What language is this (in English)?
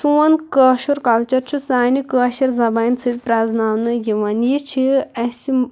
Kashmiri